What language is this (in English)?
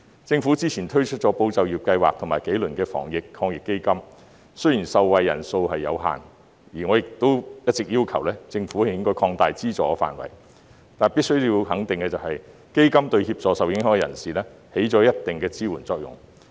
Cantonese